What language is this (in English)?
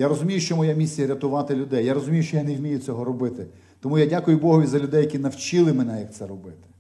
Ukrainian